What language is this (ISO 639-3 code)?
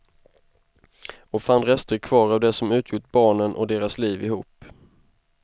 swe